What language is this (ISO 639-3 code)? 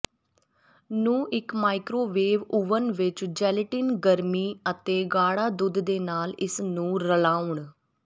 pan